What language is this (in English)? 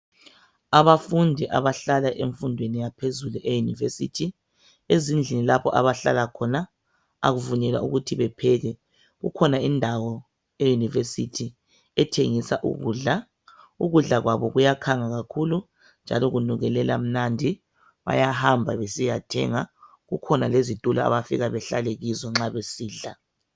North Ndebele